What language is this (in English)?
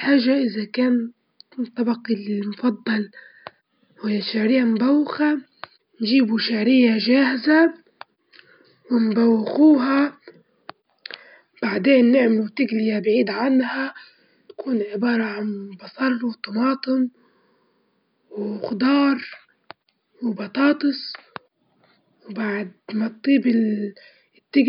Libyan Arabic